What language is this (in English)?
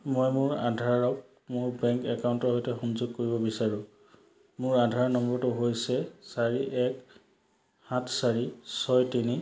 Assamese